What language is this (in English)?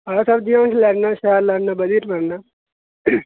Dogri